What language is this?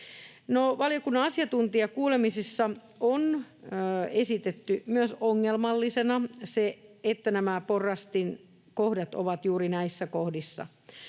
Finnish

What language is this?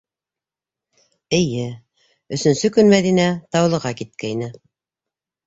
Bashkir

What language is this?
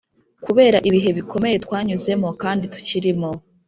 Kinyarwanda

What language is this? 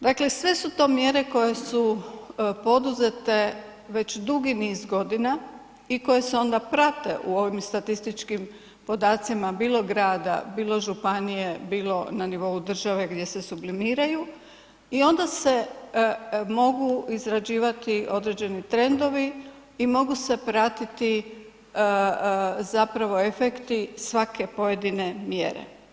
Croatian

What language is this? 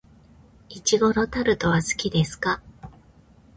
Japanese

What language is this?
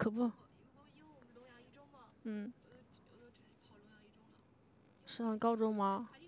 Chinese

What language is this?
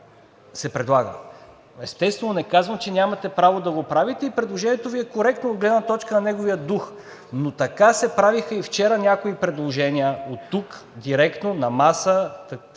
Bulgarian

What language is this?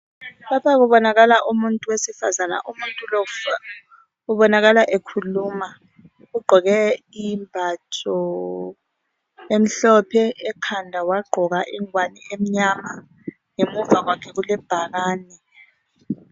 North Ndebele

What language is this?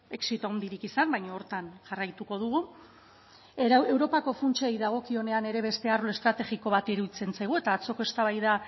Basque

